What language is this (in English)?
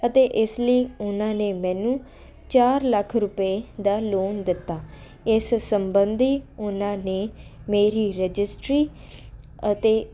Punjabi